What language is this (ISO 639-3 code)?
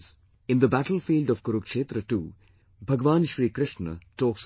eng